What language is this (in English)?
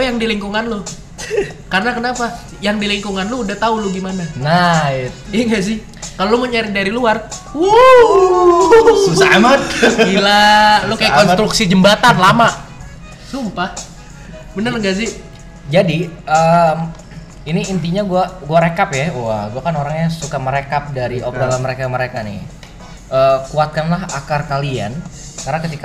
Indonesian